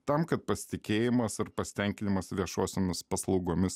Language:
Lithuanian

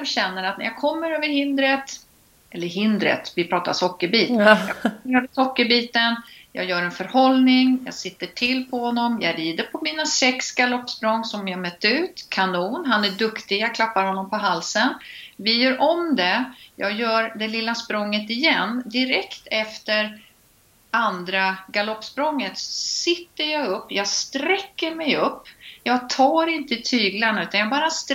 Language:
Swedish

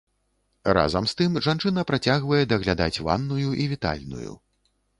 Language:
Belarusian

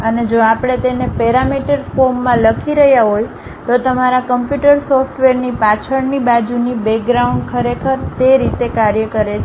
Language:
Gujarati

